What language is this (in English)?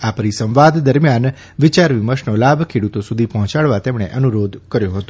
Gujarati